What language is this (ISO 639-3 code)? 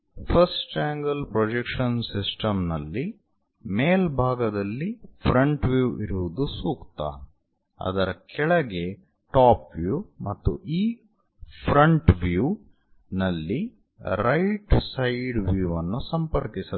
kan